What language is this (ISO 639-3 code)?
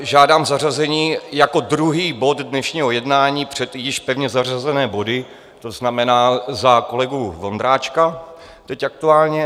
ces